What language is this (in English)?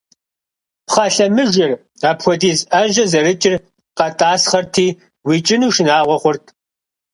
Kabardian